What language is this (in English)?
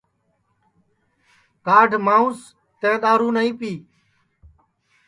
Sansi